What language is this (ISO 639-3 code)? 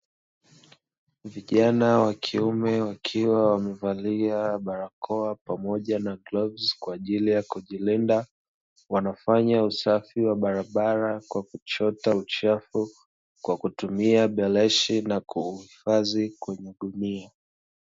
swa